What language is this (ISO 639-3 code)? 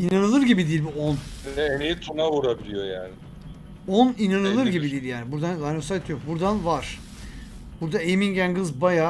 tur